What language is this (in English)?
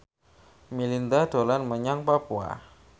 Javanese